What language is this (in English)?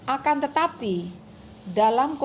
Indonesian